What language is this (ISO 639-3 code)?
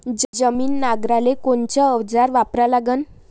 mar